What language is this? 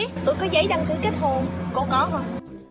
Vietnamese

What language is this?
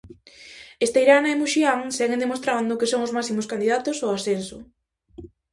Galician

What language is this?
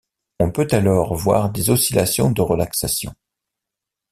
French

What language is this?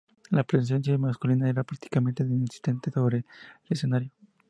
Spanish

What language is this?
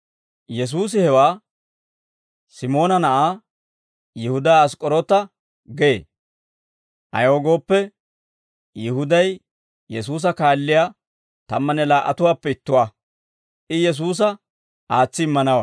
Dawro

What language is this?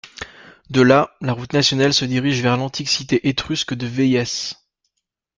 French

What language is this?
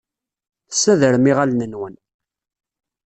Kabyle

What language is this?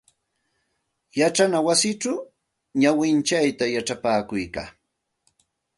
Santa Ana de Tusi Pasco Quechua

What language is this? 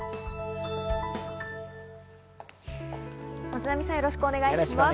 Japanese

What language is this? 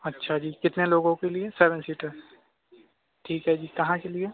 Urdu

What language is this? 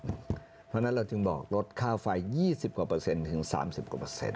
Thai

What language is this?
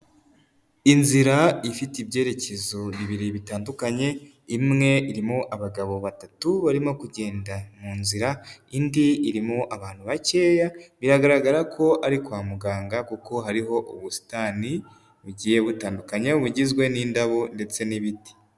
Kinyarwanda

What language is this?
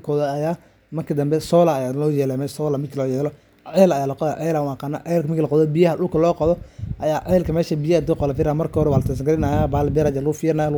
Somali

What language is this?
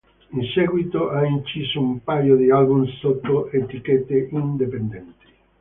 Italian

